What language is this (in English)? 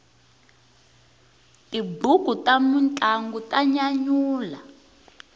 Tsonga